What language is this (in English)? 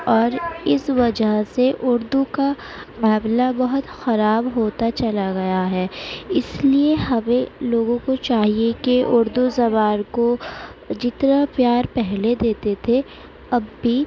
Urdu